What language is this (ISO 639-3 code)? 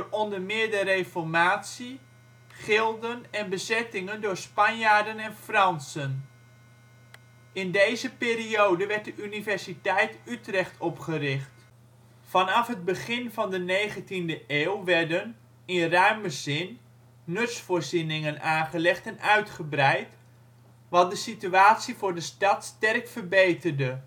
nld